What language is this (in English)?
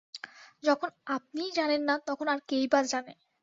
Bangla